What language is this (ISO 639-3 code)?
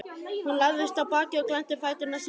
isl